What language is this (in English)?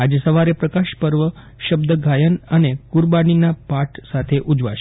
Gujarati